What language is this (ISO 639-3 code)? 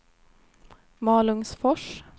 swe